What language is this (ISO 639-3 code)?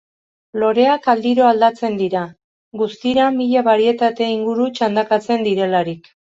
eus